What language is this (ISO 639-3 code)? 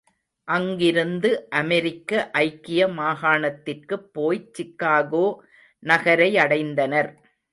tam